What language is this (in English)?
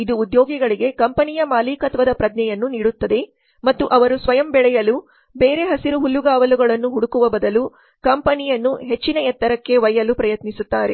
Kannada